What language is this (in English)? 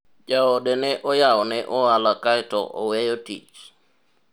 Luo (Kenya and Tanzania)